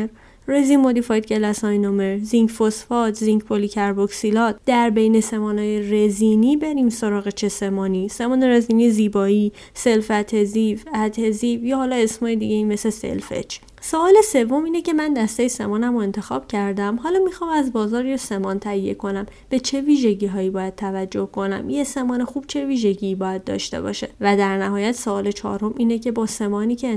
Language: Persian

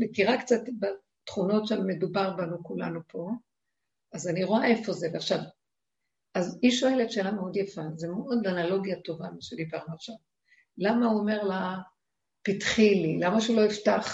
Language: Hebrew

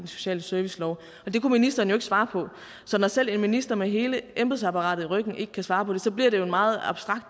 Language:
Danish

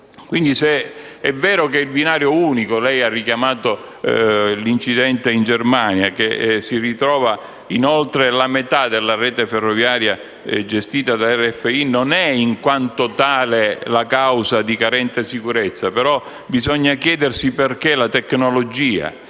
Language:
Italian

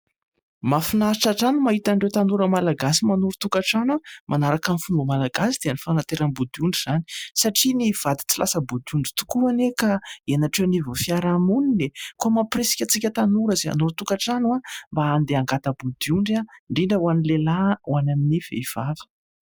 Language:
Malagasy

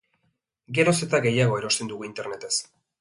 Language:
Basque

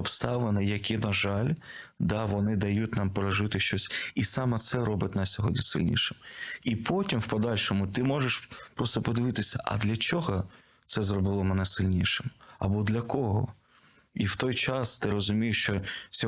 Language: Ukrainian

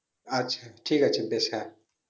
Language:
Bangla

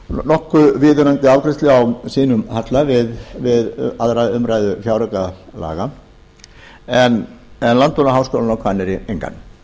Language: Icelandic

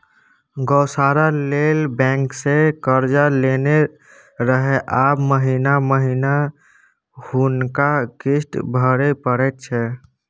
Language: Maithili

